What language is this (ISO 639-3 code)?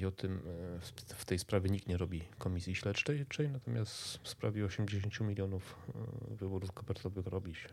pol